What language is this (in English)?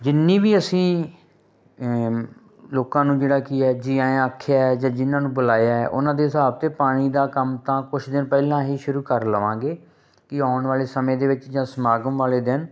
Punjabi